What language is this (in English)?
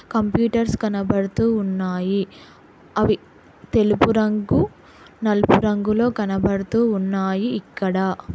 Telugu